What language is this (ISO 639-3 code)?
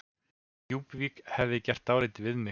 isl